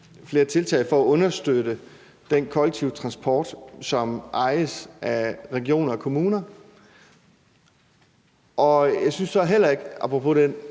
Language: Danish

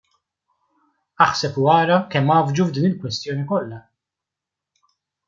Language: Maltese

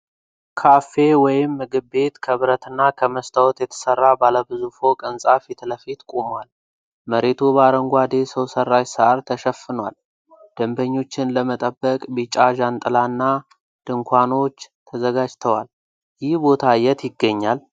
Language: Amharic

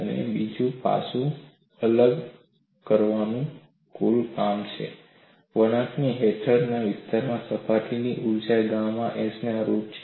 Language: Gujarati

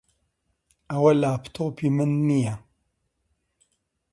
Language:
Central Kurdish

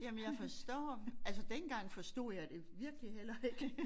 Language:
Danish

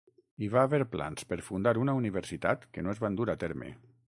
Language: Catalan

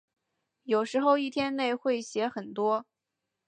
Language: Chinese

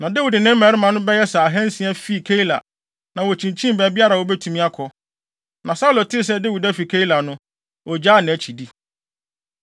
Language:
Akan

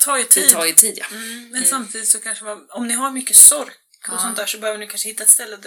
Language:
Swedish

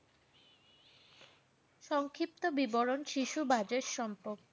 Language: Bangla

